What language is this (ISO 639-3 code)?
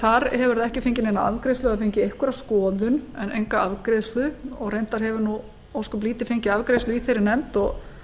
isl